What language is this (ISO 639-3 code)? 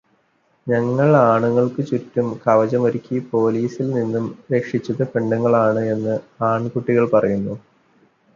mal